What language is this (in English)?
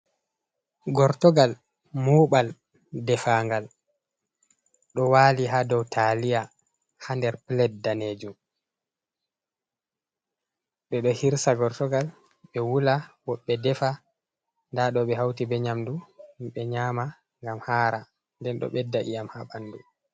Fula